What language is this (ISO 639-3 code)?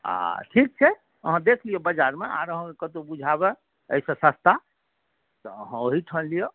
mai